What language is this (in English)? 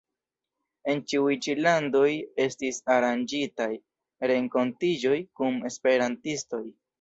Esperanto